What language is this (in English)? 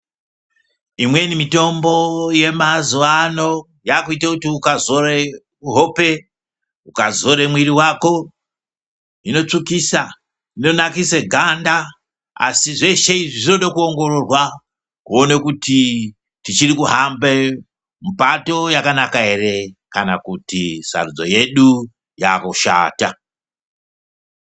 Ndau